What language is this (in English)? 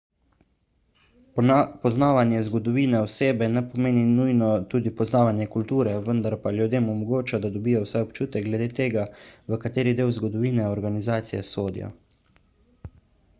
Slovenian